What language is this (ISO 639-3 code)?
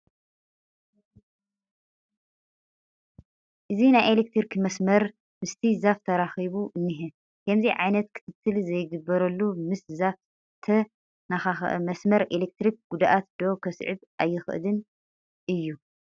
tir